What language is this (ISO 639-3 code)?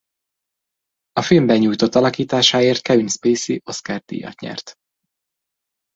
hun